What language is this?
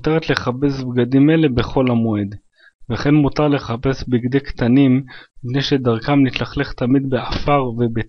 Hebrew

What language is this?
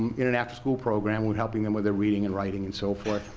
English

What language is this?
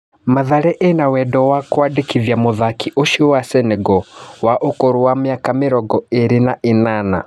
Kikuyu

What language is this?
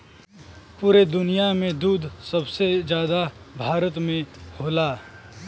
Bhojpuri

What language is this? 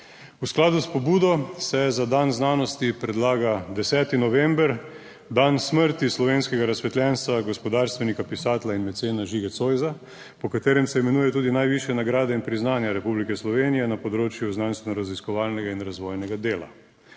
Slovenian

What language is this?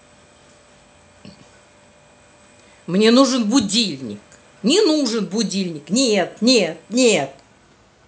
Russian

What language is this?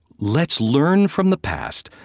English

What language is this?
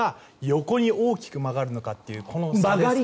Japanese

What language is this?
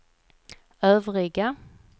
Swedish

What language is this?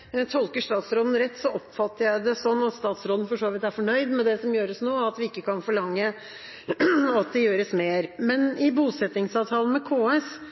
Norwegian Bokmål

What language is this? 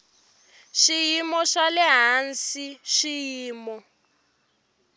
Tsonga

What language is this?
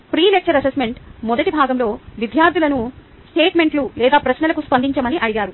Telugu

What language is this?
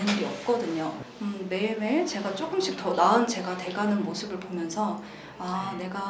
Korean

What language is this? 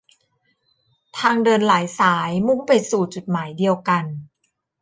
Thai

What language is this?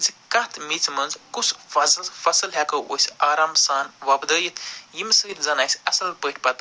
Kashmiri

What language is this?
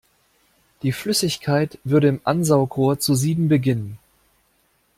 German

